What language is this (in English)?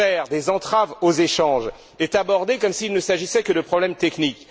French